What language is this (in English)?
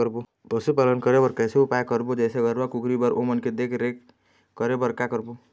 Chhattisgarhi